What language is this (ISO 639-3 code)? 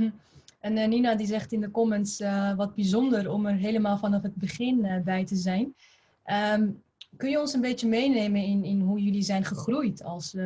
nld